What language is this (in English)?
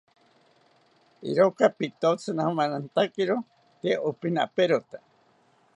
South Ucayali Ashéninka